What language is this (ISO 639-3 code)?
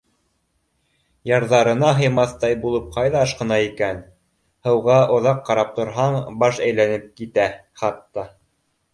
bak